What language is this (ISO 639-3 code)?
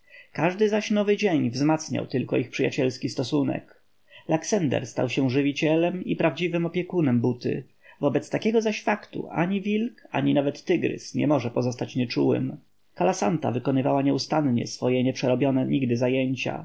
pol